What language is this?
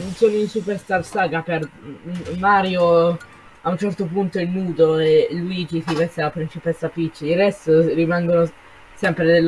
Italian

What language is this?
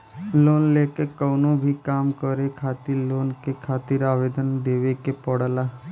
Bhojpuri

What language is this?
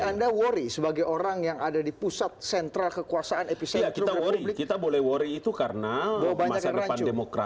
Indonesian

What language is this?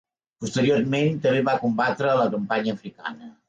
Catalan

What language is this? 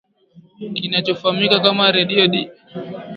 Swahili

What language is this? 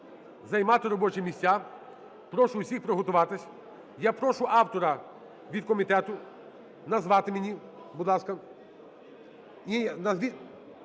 Ukrainian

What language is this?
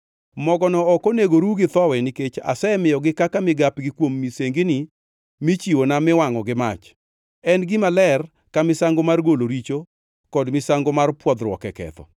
Luo (Kenya and Tanzania)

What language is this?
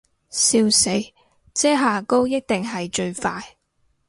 Cantonese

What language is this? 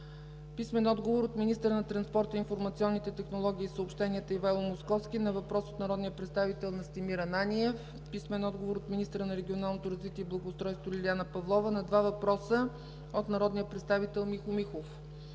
Bulgarian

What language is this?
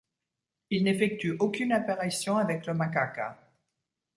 French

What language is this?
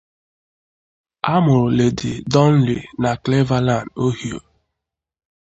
Igbo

